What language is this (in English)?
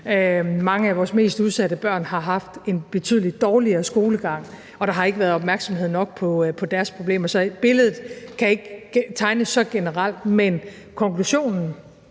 Danish